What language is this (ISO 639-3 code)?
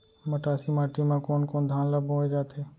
hne